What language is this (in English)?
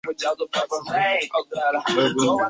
Chinese